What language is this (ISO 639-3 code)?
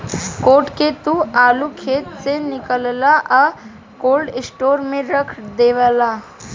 bho